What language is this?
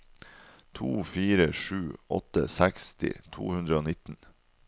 Norwegian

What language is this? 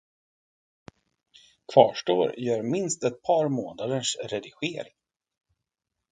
Swedish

